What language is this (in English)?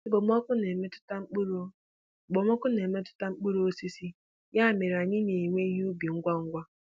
Igbo